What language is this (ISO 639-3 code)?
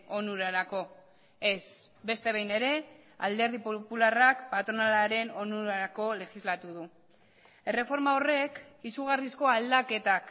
eus